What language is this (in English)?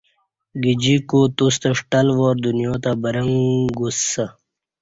Kati